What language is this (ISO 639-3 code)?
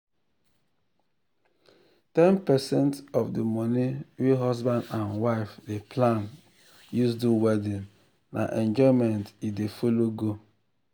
pcm